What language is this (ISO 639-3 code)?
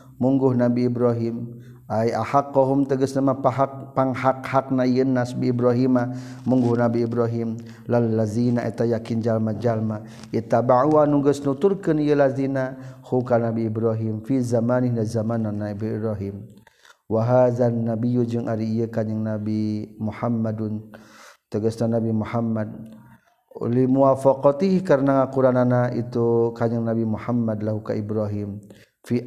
msa